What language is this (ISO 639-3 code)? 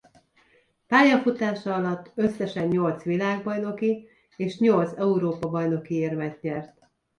hun